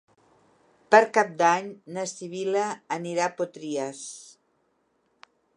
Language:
Catalan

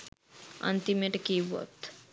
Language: Sinhala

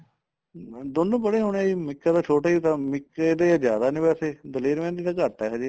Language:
Punjabi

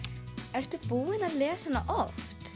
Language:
Icelandic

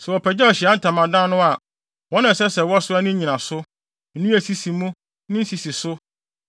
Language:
Akan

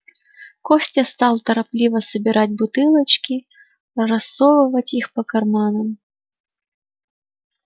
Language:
Russian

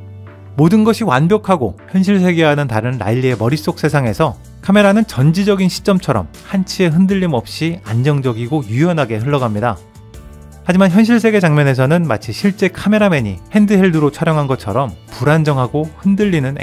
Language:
Korean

